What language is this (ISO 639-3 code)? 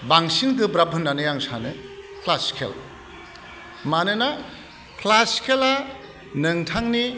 brx